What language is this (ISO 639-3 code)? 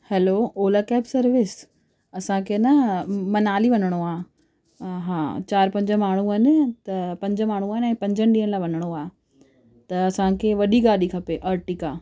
snd